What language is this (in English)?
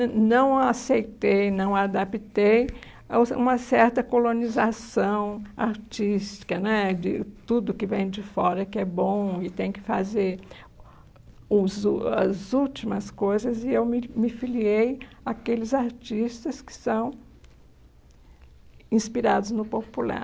Portuguese